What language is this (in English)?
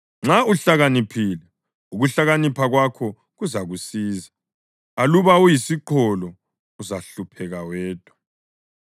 North Ndebele